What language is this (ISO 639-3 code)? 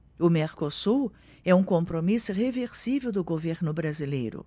por